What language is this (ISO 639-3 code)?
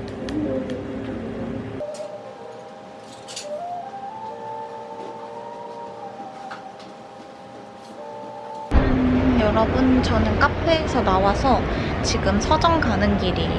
kor